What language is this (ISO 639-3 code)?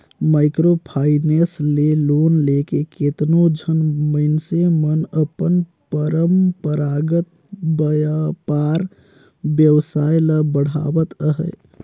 hne